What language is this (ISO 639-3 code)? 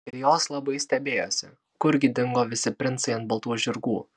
lit